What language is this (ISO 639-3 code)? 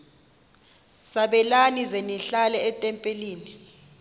xho